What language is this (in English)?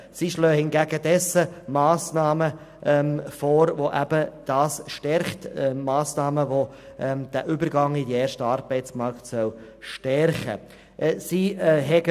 Swiss German